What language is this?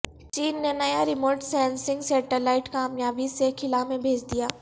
Urdu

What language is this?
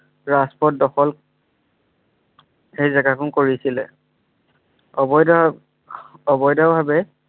Assamese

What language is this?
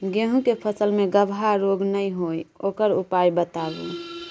Maithili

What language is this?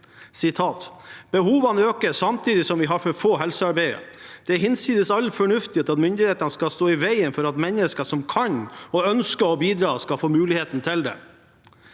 Norwegian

